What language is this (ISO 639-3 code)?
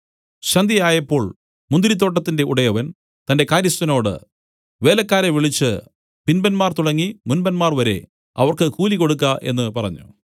mal